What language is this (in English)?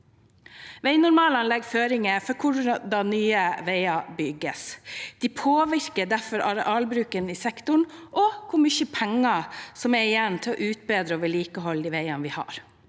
Norwegian